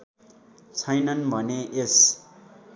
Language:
Nepali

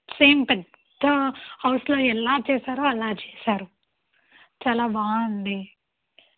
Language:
Telugu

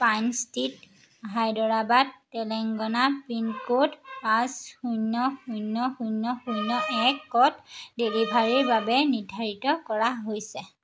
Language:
Assamese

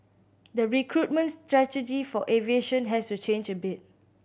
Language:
English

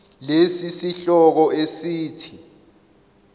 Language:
Zulu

